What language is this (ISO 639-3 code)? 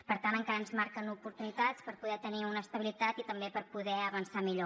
cat